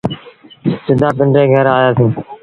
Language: Sindhi Bhil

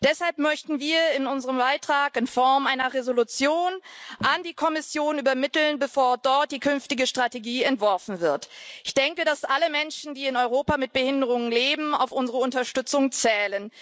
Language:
German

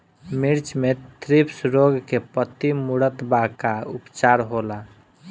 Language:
Bhojpuri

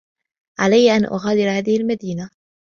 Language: Arabic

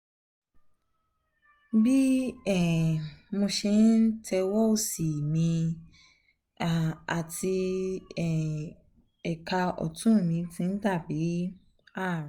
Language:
Yoruba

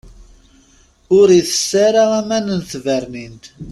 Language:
Kabyle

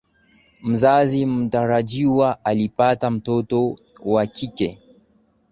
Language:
Swahili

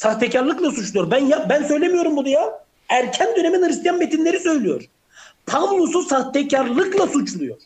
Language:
Turkish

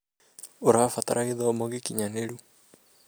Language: Kikuyu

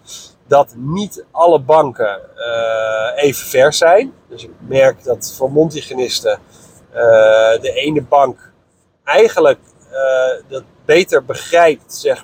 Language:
Dutch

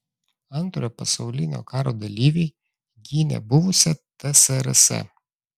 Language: Lithuanian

